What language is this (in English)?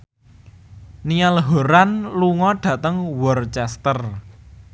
Javanese